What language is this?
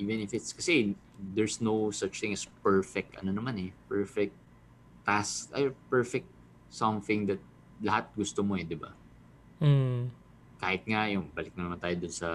Filipino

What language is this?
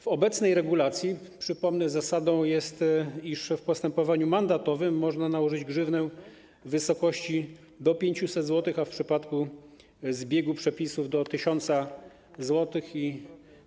Polish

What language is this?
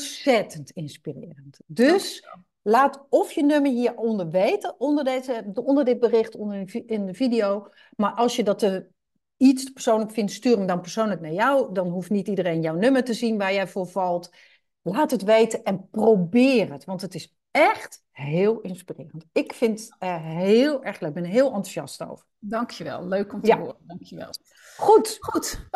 Dutch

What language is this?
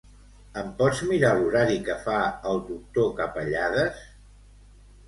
Catalan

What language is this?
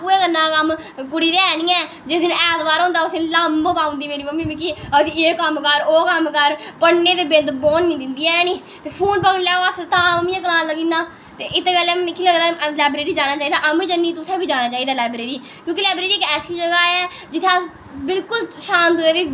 Dogri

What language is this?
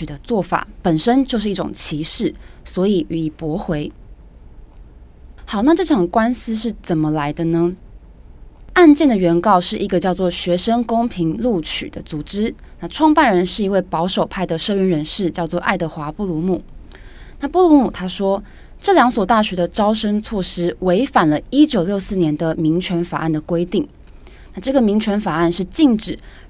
Chinese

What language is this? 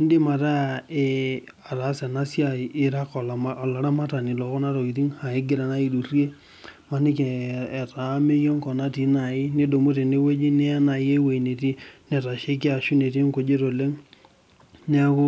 Masai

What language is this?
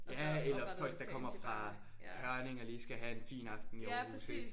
Danish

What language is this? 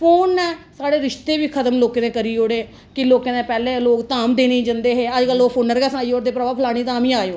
Dogri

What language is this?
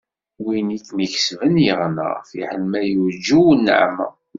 Kabyle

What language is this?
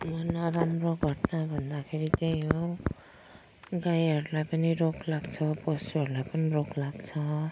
Nepali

